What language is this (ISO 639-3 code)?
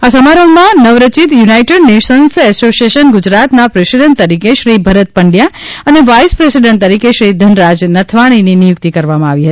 guj